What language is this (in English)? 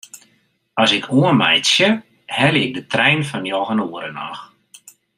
Western Frisian